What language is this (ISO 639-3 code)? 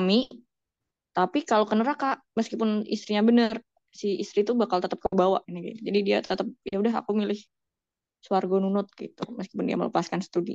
ind